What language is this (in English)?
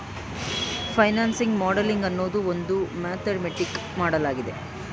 Kannada